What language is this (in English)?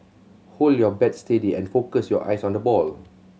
English